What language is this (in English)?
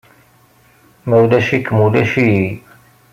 Kabyle